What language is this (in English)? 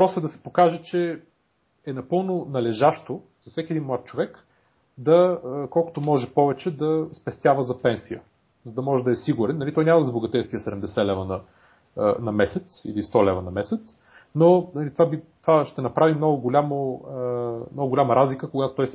Bulgarian